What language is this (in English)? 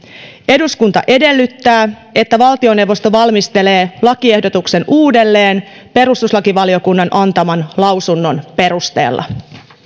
Finnish